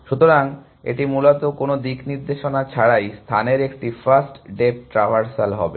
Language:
Bangla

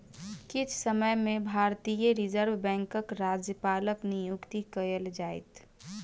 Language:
Maithili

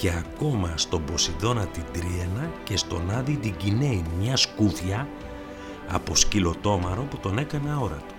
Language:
Greek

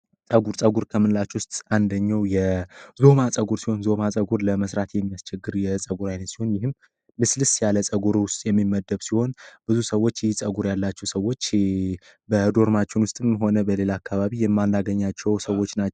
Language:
Amharic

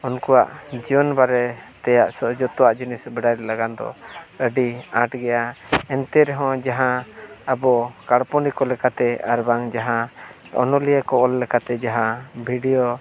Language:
Santali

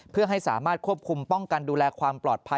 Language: Thai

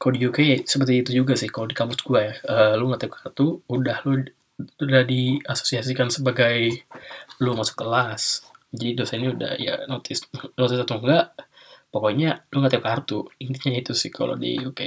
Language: Indonesian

